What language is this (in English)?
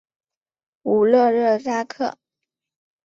Chinese